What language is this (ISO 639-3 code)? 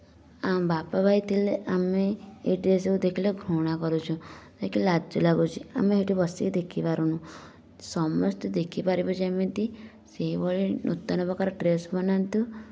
ori